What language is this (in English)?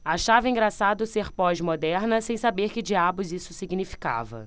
Portuguese